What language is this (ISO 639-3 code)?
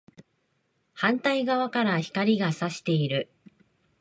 jpn